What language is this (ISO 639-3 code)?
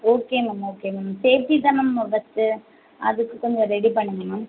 tam